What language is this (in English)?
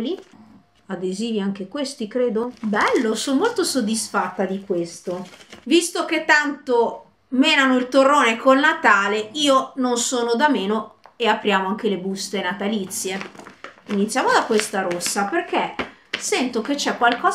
Italian